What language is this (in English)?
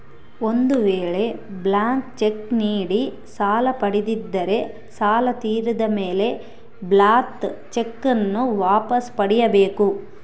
Kannada